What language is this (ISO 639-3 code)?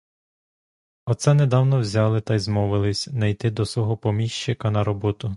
ukr